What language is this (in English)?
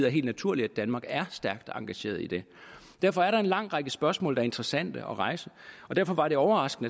Danish